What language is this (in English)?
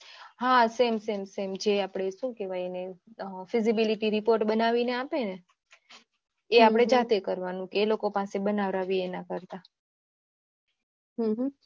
Gujarati